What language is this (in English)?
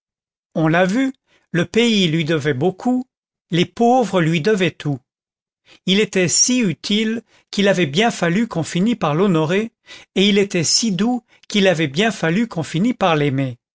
French